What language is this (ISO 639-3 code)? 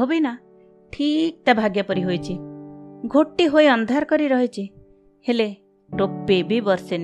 hin